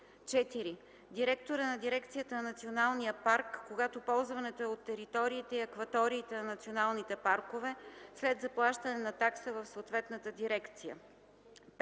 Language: Bulgarian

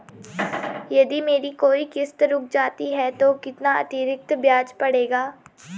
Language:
Hindi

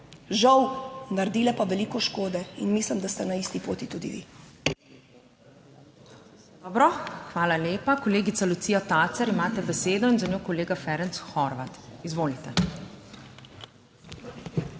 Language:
Slovenian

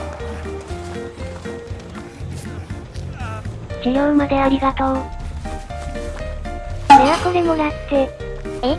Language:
Japanese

